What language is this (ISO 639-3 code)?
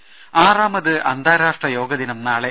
mal